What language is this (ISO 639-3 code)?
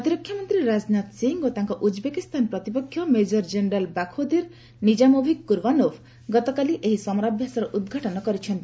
ori